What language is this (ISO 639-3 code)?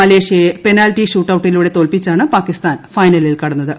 mal